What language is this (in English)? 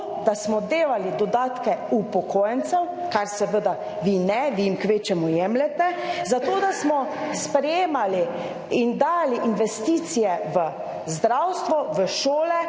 Slovenian